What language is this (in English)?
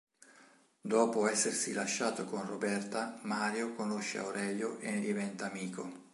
Italian